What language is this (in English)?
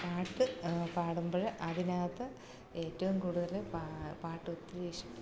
Malayalam